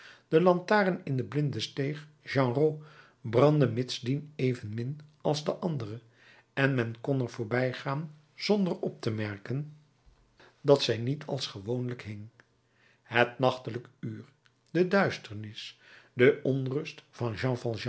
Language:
Dutch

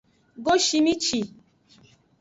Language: Aja (Benin)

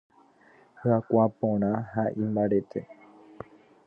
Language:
Guarani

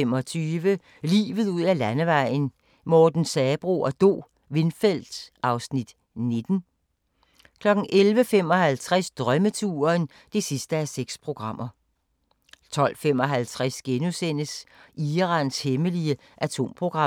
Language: Danish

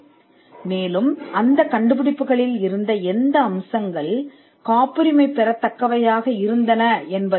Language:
Tamil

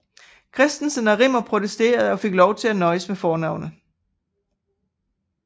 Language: Danish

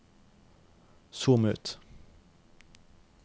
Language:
Norwegian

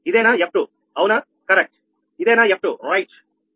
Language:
Telugu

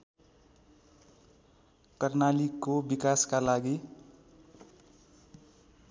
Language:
Nepali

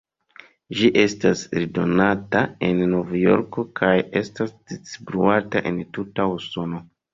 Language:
Esperanto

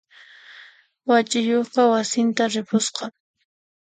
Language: Puno Quechua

